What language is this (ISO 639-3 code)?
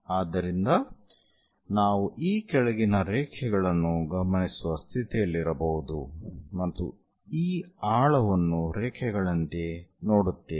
kan